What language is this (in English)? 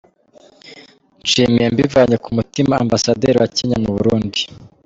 Kinyarwanda